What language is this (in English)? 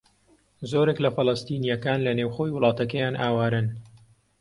Central Kurdish